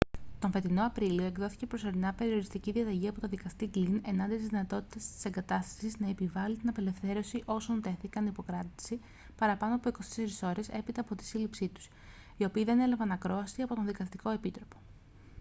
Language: Greek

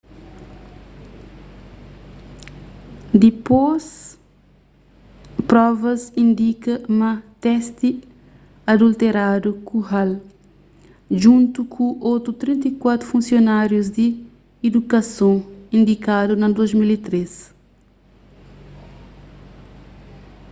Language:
Kabuverdianu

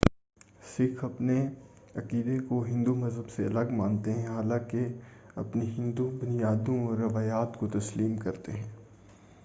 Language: Urdu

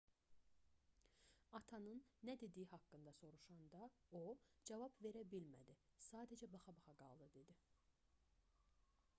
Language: Azerbaijani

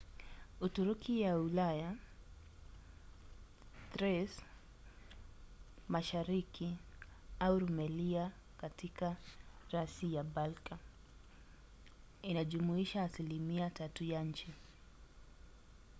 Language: Swahili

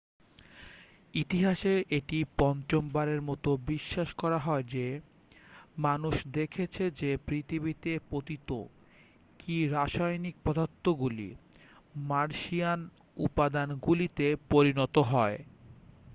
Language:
Bangla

